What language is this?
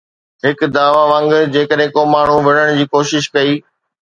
Sindhi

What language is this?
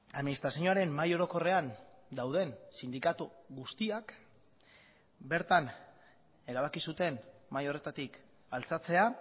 Basque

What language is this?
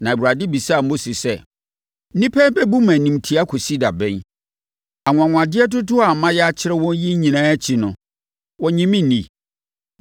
Akan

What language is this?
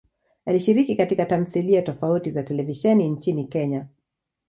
Swahili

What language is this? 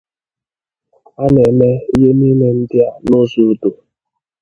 Igbo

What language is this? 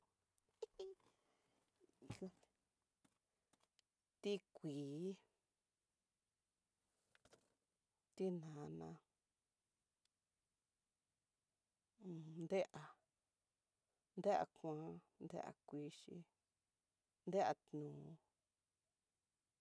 Tidaá Mixtec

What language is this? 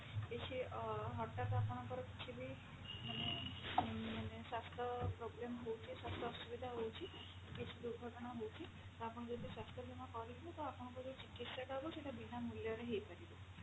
Odia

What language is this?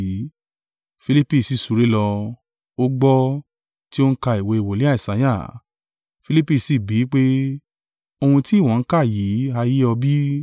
Yoruba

